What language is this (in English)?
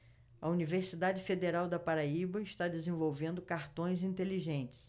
Portuguese